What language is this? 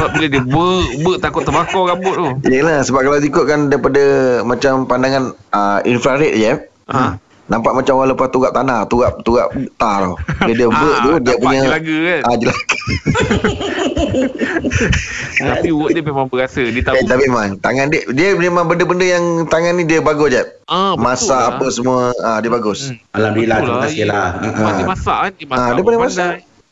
Malay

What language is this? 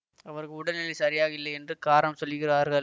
Tamil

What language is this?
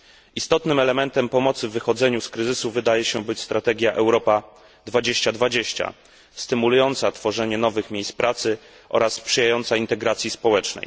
Polish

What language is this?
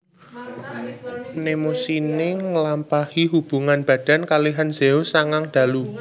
Javanese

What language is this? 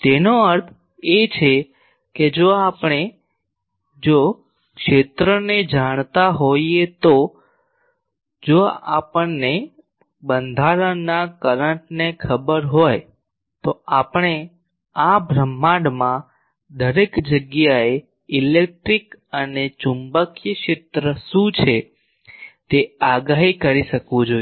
Gujarati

